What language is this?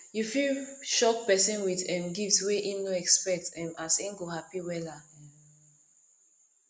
Nigerian Pidgin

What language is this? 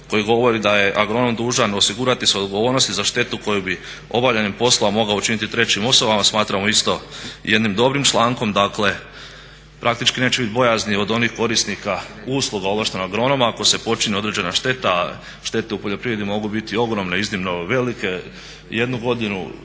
Croatian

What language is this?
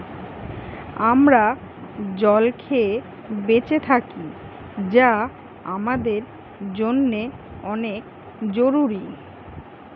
Bangla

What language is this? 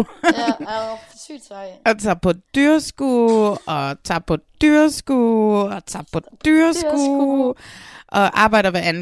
Danish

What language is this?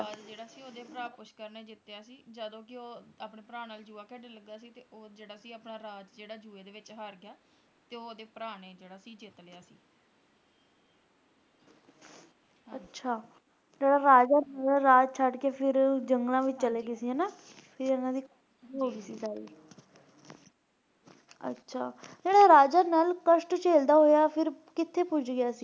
Punjabi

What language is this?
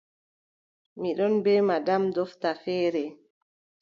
Adamawa Fulfulde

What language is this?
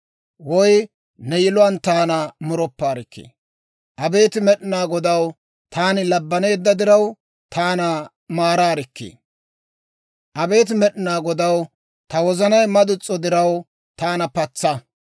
Dawro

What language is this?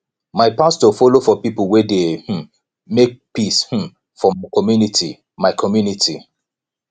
Nigerian Pidgin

